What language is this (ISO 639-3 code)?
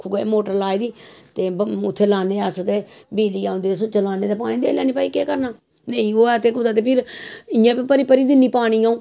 doi